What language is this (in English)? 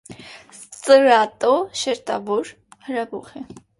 Armenian